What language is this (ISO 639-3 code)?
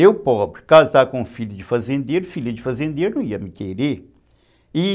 por